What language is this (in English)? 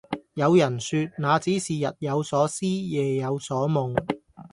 Cantonese